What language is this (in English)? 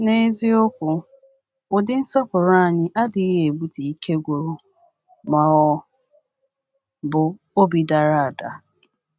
Igbo